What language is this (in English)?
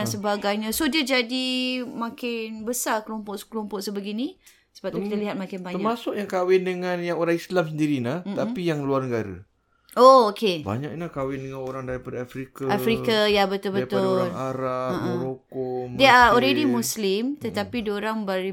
Malay